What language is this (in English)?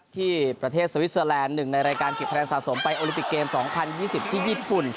Thai